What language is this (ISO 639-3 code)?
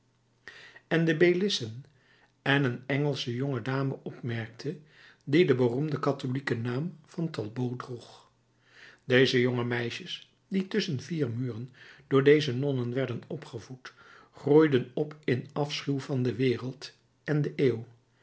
nld